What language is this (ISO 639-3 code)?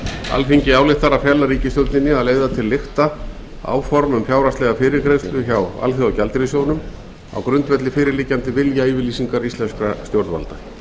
isl